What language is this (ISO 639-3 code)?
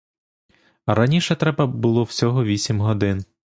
ukr